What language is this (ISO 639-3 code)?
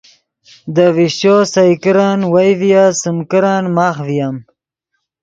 ydg